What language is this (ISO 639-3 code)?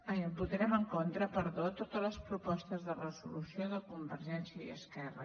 cat